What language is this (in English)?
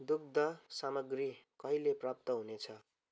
Nepali